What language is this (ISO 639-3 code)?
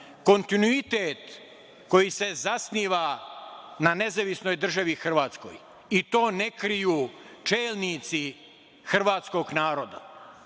srp